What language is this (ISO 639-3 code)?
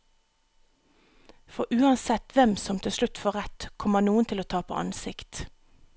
nor